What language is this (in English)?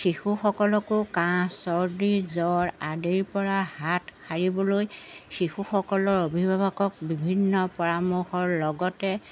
Assamese